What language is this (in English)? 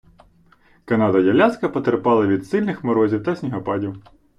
Ukrainian